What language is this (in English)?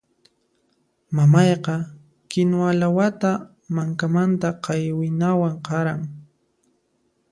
Puno Quechua